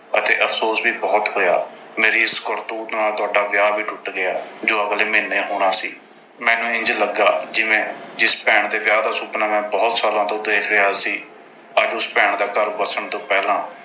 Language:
Punjabi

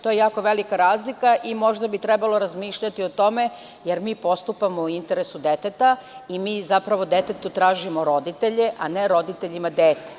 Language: Serbian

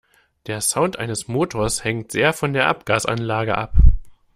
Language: German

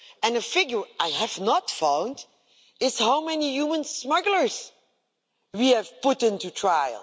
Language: English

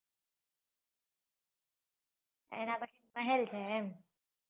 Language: Gujarati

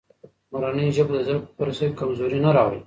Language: Pashto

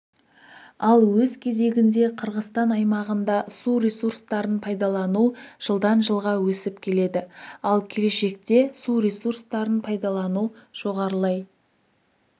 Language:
Kazakh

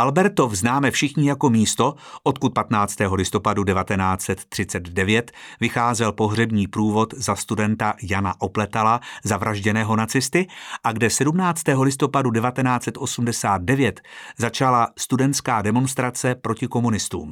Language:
Czech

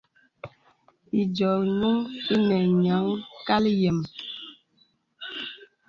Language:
Bebele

